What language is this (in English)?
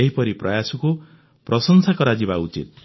Odia